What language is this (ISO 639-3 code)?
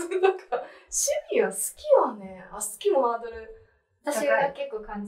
jpn